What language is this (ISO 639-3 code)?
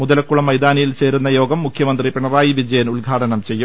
mal